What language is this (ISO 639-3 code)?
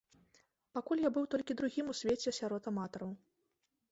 bel